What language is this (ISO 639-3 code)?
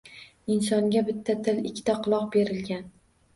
uzb